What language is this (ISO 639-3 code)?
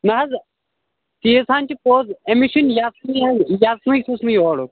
kas